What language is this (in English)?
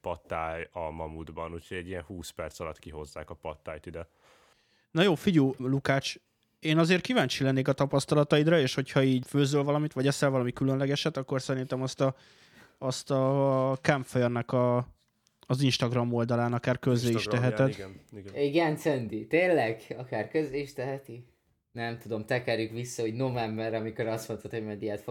Hungarian